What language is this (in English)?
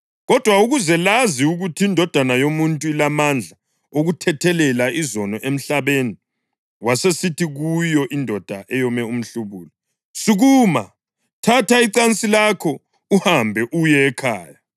North Ndebele